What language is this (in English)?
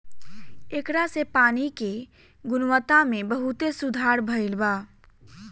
Bhojpuri